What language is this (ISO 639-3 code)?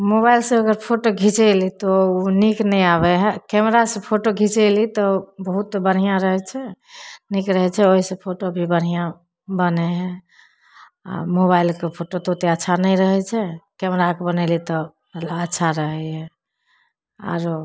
mai